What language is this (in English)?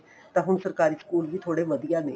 Punjabi